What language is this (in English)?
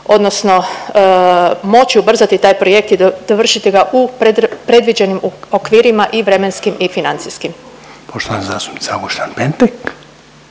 Croatian